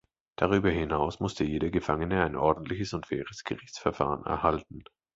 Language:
German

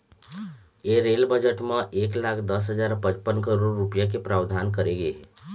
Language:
Chhattisgarhi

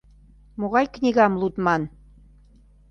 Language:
Mari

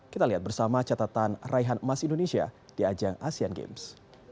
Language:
Indonesian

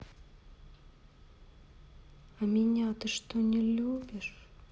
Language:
Russian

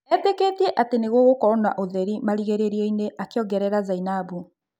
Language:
Kikuyu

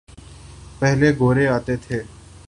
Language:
Urdu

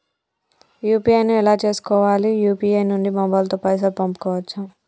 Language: Telugu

